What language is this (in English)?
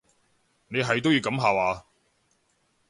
Cantonese